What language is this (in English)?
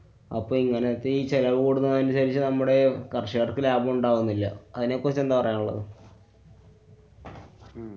Malayalam